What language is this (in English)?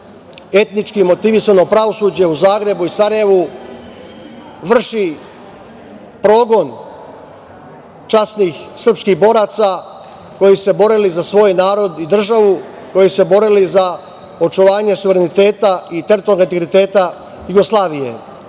Serbian